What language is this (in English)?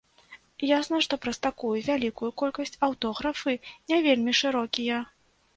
Belarusian